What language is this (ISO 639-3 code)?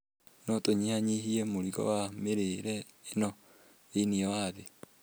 kik